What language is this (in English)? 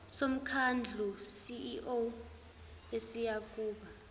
Zulu